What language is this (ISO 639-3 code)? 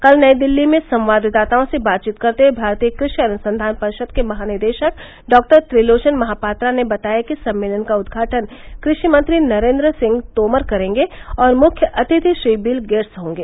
hin